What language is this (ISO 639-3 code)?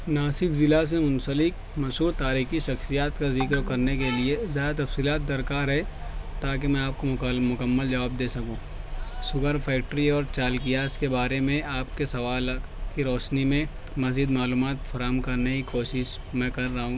urd